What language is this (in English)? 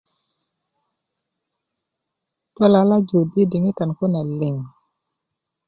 Kuku